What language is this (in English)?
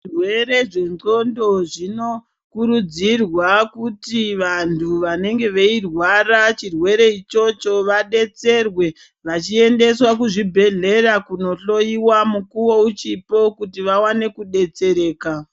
Ndau